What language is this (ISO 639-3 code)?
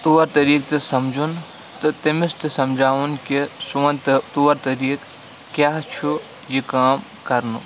kas